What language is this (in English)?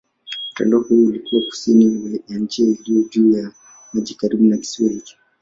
Swahili